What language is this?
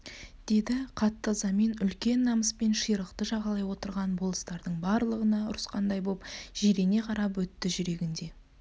Kazakh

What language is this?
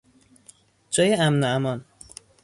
Persian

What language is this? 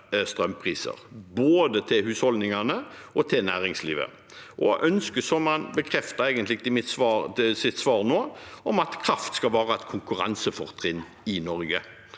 Norwegian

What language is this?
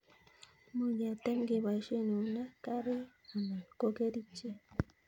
Kalenjin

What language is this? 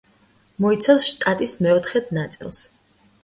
Georgian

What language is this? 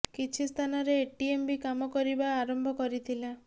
Odia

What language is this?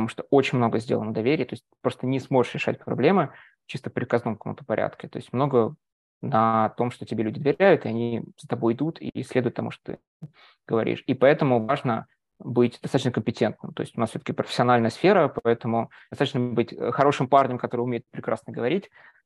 Russian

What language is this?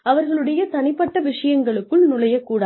Tamil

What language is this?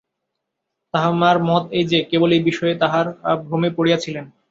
Bangla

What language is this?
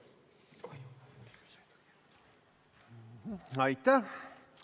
Estonian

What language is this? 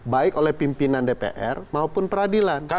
Indonesian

